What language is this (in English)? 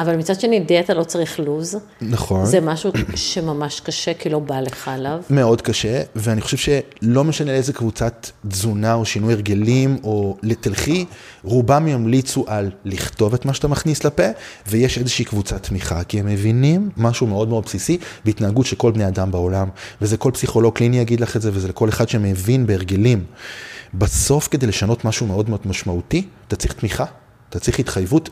Hebrew